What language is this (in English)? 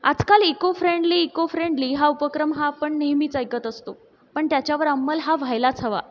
Marathi